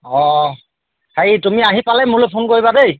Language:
Assamese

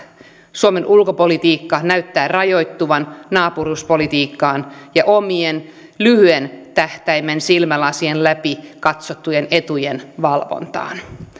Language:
Finnish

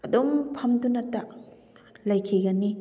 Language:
Manipuri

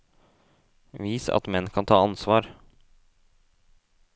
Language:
Norwegian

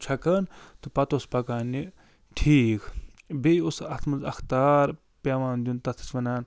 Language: Kashmiri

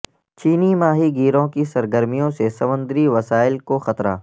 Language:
Urdu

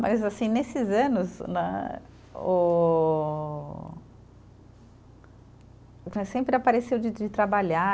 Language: Portuguese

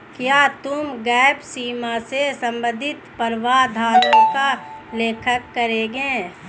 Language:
Hindi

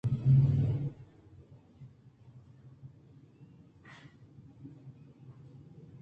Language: Eastern Balochi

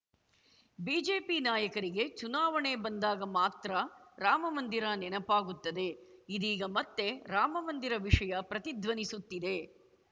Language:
Kannada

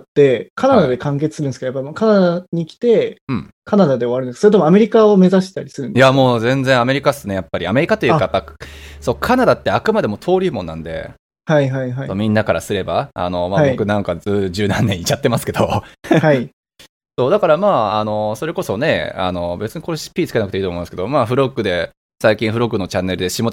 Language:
Japanese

